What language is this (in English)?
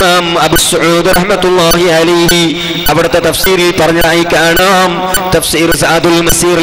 Arabic